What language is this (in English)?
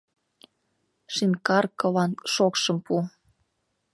Mari